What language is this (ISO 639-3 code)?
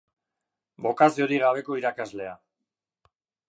eus